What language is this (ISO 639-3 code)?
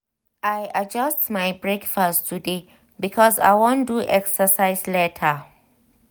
pcm